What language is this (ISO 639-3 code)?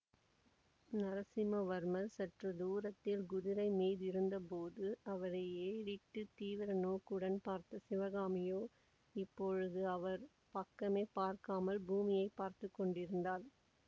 tam